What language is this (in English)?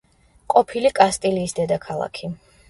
Georgian